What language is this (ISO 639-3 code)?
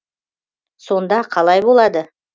kaz